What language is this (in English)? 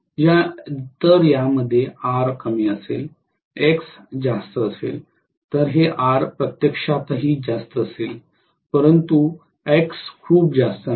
Marathi